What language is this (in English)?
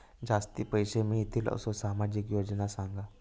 Marathi